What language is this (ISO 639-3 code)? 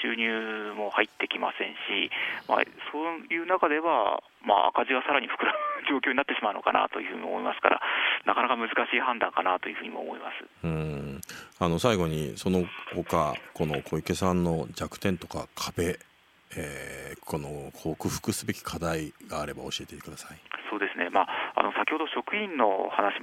jpn